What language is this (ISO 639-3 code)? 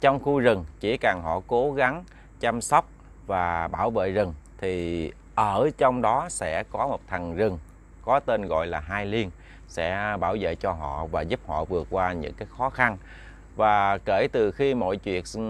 vie